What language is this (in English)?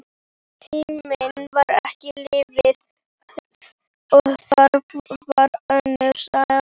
Icelandic